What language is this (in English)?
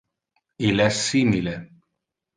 Interlingua